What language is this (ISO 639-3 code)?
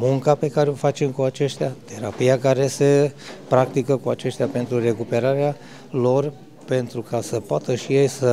ron